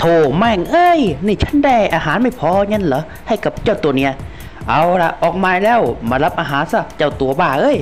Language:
Thai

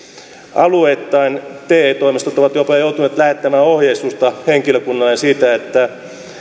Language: Finnish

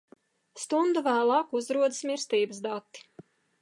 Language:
Latvian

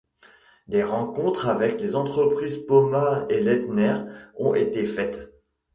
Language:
French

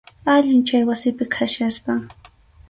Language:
Arequipa-La Unión Quechua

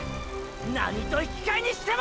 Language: Japanese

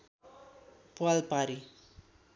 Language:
Nepali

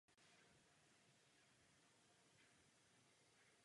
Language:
Czech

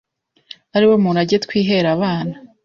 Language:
Kinyarwanda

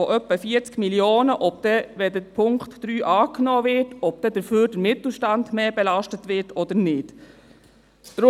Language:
Swiss German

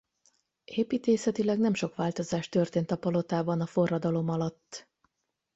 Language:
Hungarian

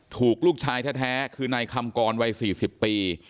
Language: Thai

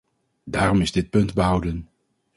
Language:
Dutch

